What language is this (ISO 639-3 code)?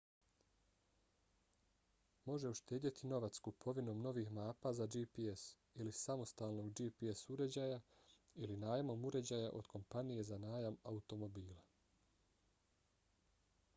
bos